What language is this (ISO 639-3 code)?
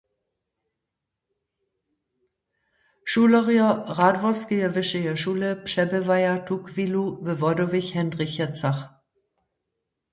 hsb